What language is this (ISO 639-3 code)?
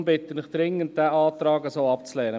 gsw